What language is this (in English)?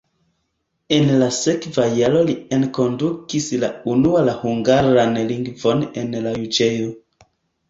Esperanto